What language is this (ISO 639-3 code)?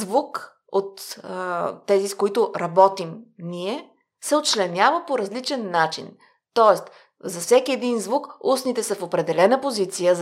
bul